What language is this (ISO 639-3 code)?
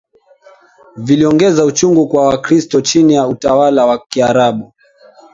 swa